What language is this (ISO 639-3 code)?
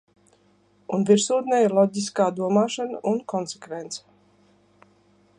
lav